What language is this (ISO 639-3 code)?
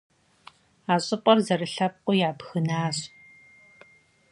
kbd